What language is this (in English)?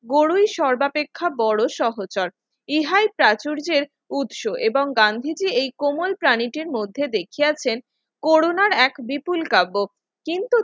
Bangla